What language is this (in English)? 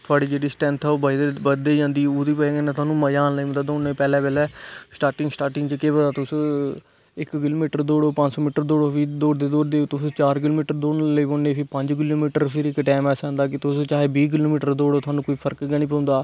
Dogri